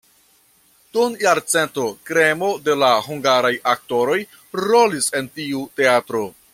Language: Esperanto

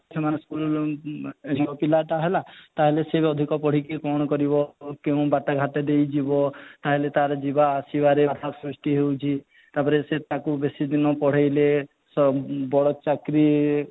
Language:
Odia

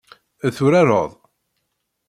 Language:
Kabyle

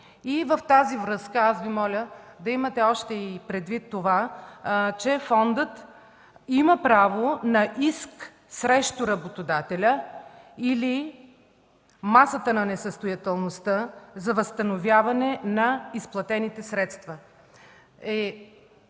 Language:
Bulgarian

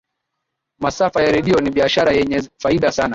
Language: Swahili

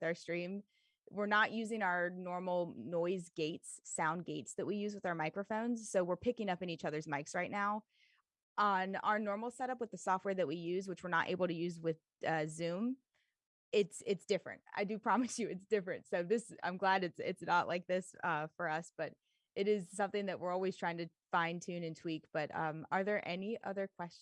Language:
English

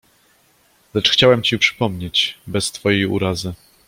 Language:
Polish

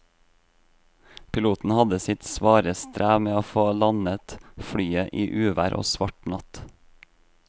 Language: Norwegian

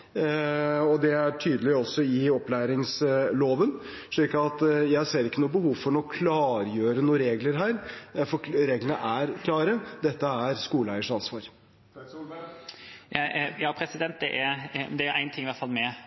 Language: Norwegian Bokmål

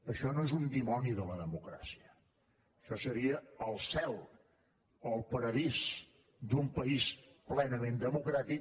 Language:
Catalan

